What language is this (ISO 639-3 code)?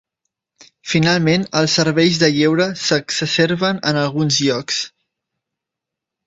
cat